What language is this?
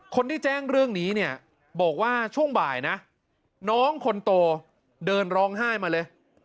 Thai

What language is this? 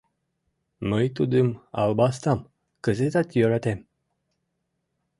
Mari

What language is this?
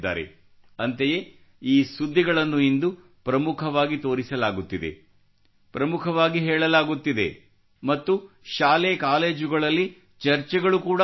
Kannada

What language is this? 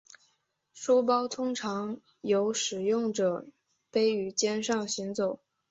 Chinese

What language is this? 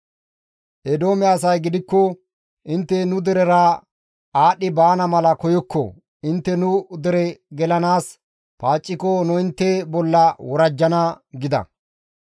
Gamo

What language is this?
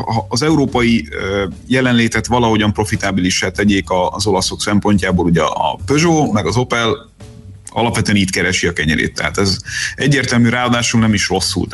Hungarian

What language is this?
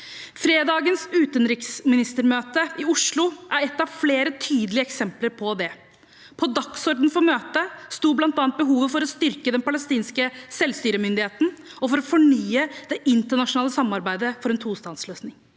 Norwegian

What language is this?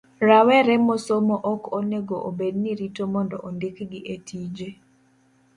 Luo (Kenya and Tanzania)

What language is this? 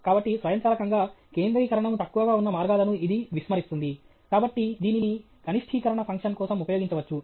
Telugu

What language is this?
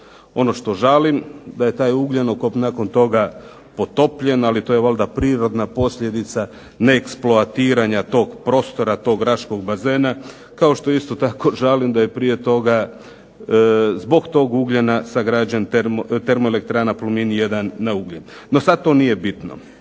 Croatian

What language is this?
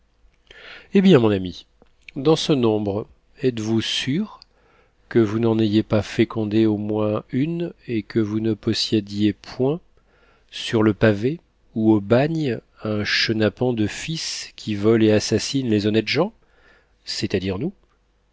French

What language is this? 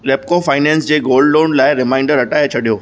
Sindhi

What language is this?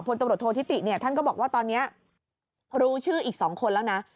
Thai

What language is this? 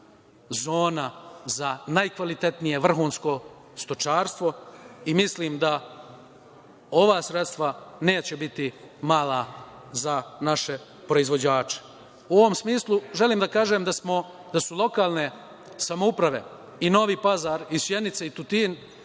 Serbian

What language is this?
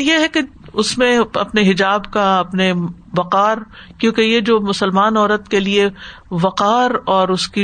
Urdu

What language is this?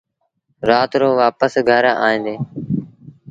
Sindhi Bhil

